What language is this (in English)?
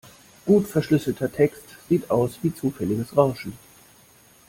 German